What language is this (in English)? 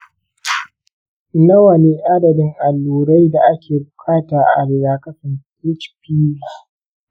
Hausa